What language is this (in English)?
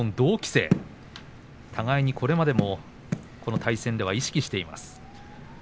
Japanese